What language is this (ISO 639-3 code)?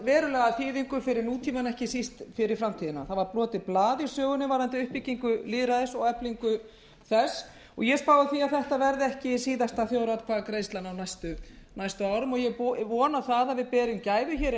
isl